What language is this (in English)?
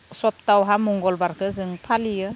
Bodo